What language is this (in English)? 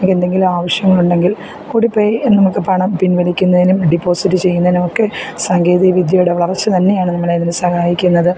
Malayalam